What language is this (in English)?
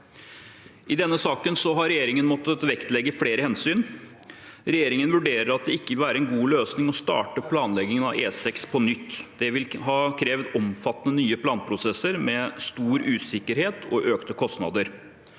Norwegian